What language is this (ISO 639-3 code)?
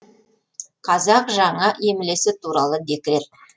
kaz